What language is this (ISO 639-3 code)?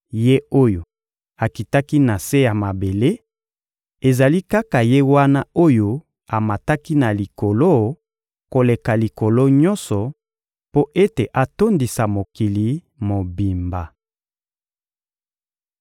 lin